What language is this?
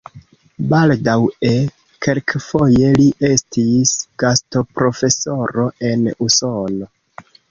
Esperanto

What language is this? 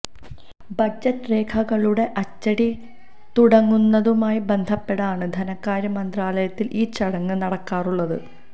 Malayalam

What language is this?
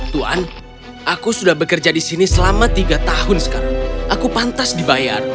Indonesian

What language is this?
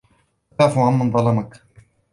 Arabic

